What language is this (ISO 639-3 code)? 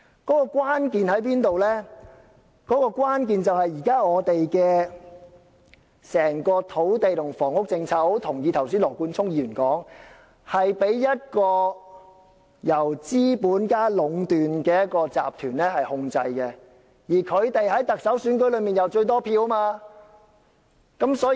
yue